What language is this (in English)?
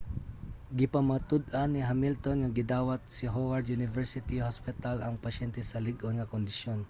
Cebuano